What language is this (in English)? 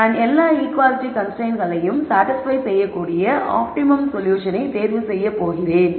Tamil